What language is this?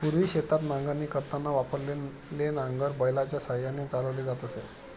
Marathi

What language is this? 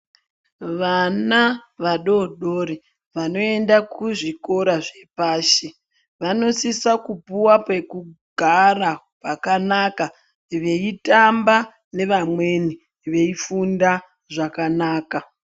Ndau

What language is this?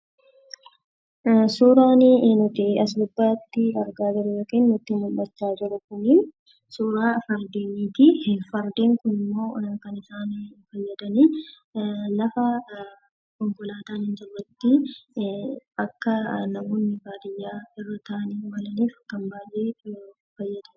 Oromo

